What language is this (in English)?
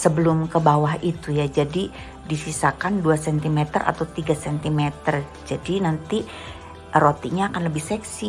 Indonesian